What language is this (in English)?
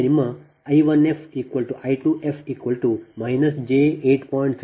Kannada